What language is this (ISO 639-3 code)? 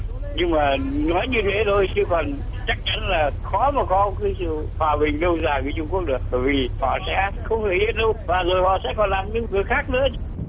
vie